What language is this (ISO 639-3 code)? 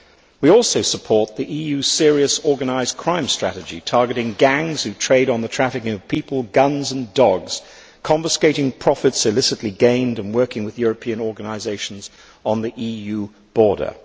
eng